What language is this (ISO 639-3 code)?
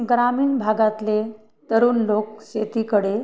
mar